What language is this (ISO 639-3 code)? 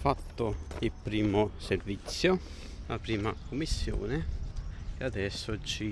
ita